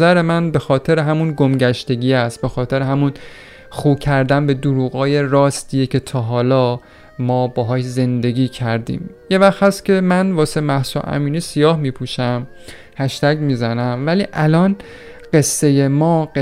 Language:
Persian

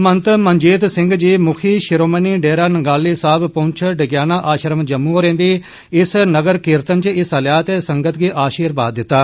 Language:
Dogri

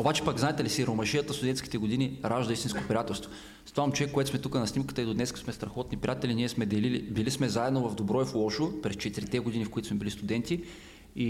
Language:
Bulgarian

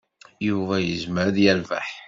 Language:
Kabyle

